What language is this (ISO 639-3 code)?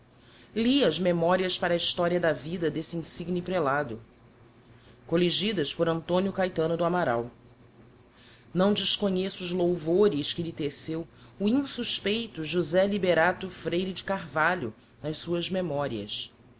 por